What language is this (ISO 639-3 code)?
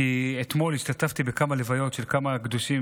heb